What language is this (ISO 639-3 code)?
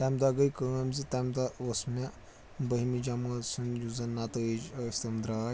kas